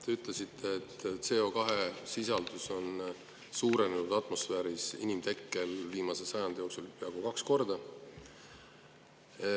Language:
Estonian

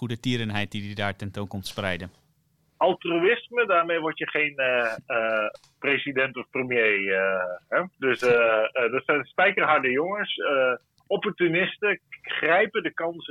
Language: Dutch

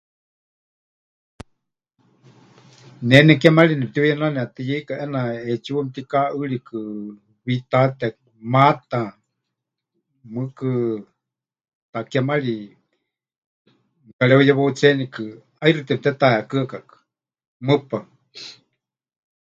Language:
Huichol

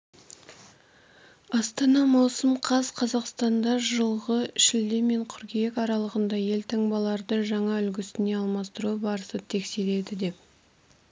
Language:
Kazakh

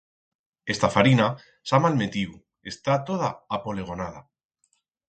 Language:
Aragonese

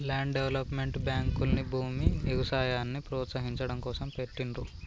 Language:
Telugu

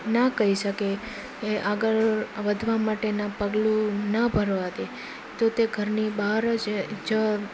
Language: Gujarati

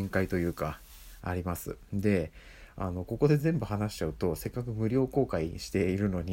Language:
Japanese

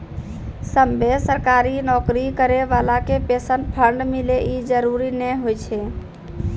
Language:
Maithili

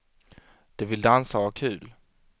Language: Swedish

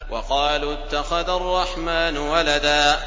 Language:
Arabic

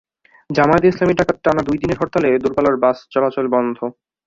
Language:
Bangla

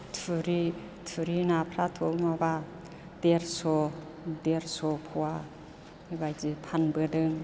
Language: Bodo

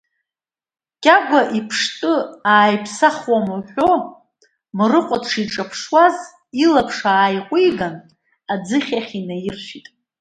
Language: Abkhazian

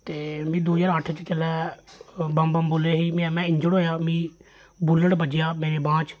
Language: Dogri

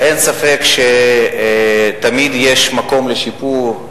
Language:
Hebrew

